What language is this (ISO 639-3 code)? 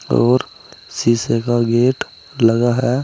hin